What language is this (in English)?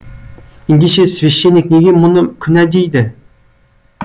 Kazakh